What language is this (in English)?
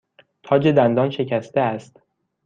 Persian